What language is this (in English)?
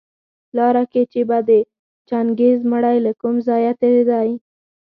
Pashto